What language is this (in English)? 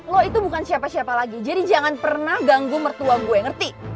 Indonesian